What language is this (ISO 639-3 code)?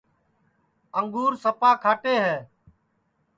ssi